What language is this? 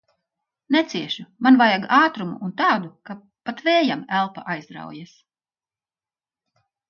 Latvian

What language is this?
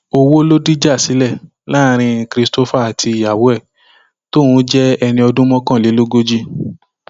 Yoruba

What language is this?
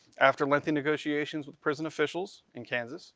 English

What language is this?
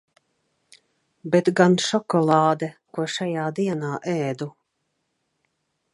Latvian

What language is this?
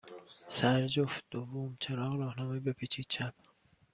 Persian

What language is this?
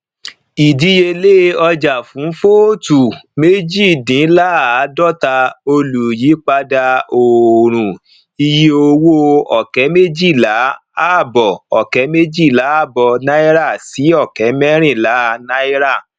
Yoruba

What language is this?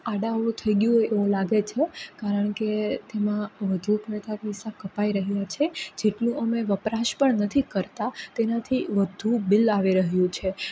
Gujarati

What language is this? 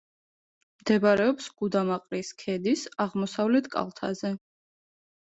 Georgian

